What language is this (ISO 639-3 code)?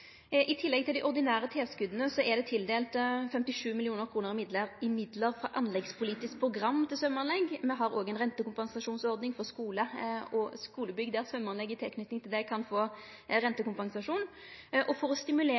nno